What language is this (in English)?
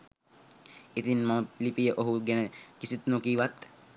Sinhala